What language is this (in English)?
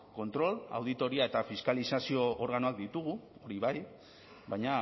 Basque